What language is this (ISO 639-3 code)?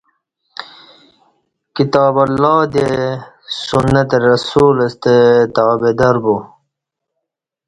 bsh